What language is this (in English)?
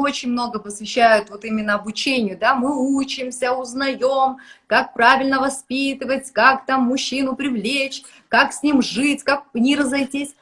Russian